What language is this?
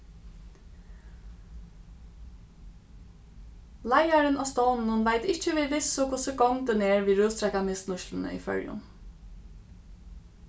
Faroese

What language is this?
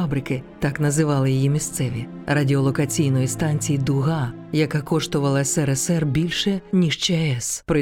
Ukrainian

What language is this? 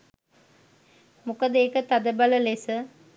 Sinhala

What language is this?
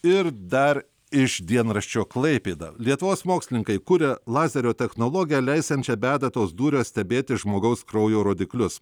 Lithuanian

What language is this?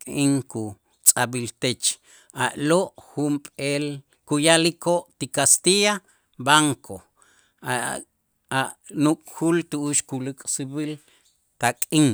Itzá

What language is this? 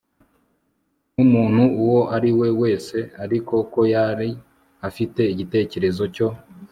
Kinyarwanda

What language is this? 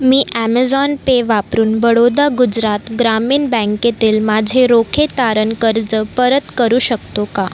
Marathi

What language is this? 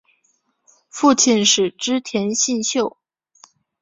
Chinese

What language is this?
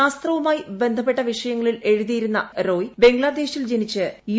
Malayalam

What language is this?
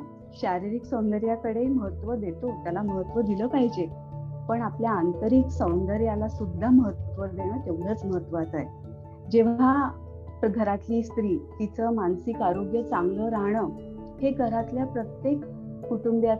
Marathi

